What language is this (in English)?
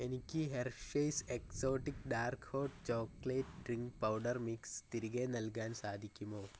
Malayalam